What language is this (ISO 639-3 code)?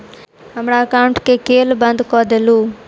mai